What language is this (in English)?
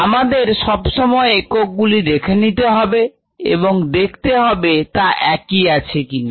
Bangla